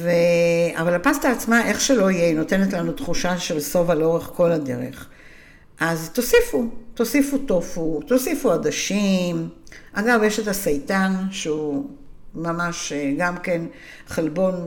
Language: Hebrew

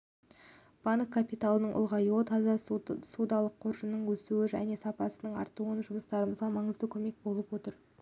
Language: Kazakh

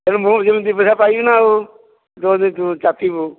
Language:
Odia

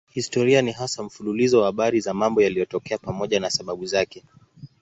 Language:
Swahili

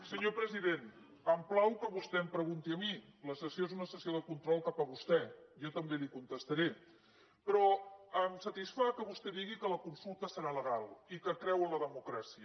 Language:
Catalan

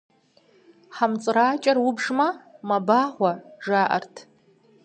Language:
Kabardian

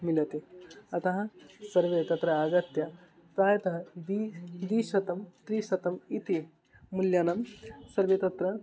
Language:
Sanskrit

